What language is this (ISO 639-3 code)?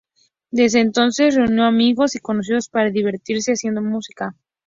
spa